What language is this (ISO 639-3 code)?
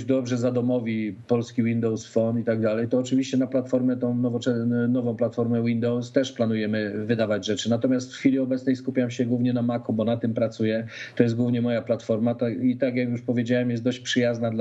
pol